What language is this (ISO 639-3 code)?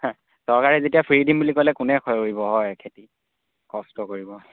asm